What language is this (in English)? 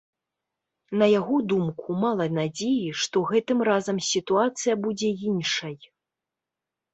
Belarusian